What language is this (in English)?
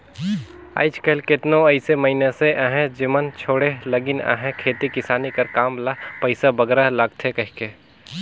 Chhattisgarhi